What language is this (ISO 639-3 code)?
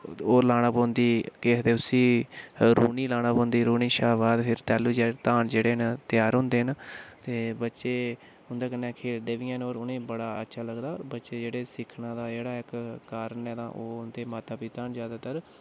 doi